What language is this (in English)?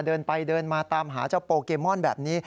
Thai